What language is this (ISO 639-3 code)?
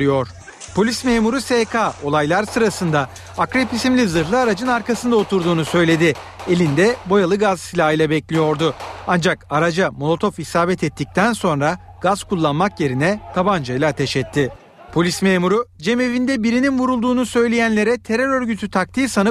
tur